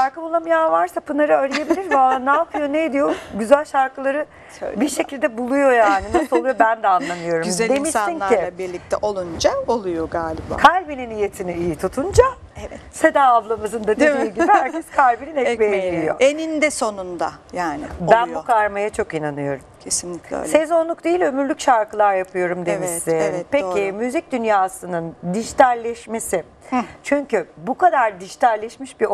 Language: Turkish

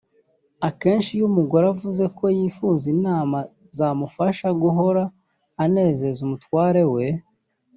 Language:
Kinyarwanda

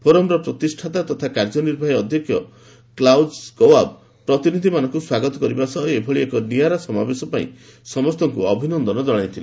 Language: Odia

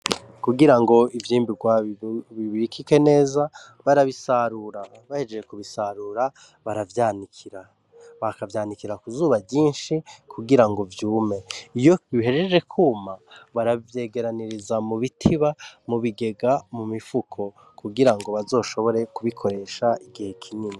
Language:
Rundi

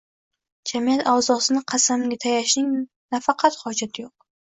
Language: Uzbek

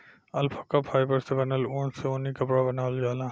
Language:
Bhojpuri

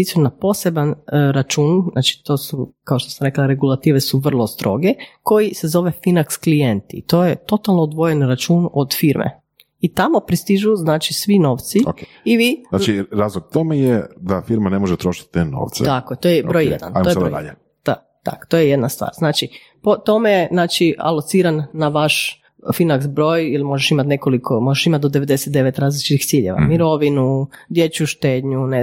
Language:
Croatian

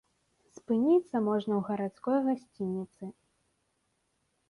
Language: Belarusian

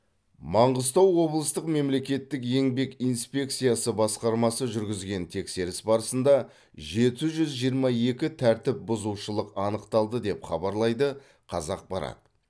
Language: Kazakh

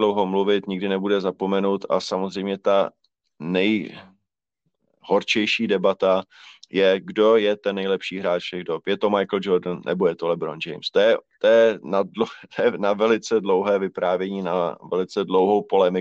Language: Czech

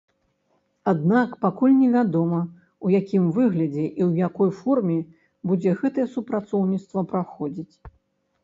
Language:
Belarusian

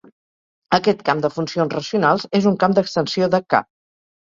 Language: Catalan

